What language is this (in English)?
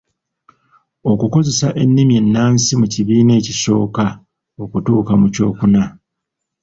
Ganda